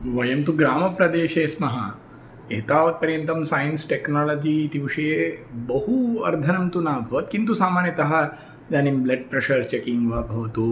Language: Sanskrit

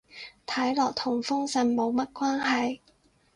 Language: Cantonese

